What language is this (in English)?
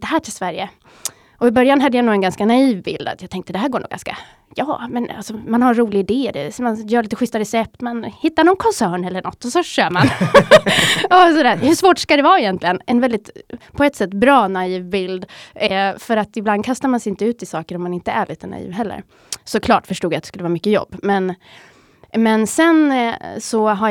Swedish